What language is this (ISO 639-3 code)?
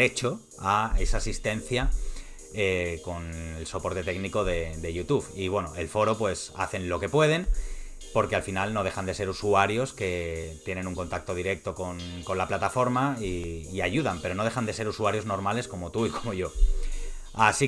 spa